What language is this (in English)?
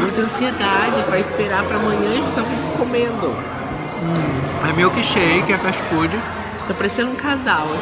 Portuguese